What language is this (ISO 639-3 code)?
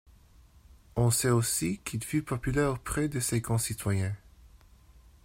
fra